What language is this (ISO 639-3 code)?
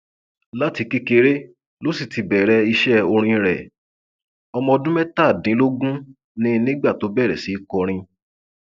yor